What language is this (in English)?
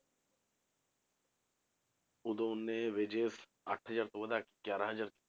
Punjabi